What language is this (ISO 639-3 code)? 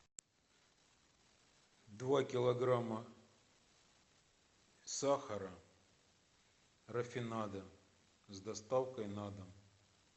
rus